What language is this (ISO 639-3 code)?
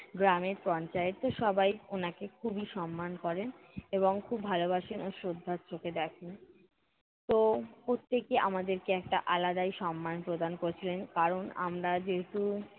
ben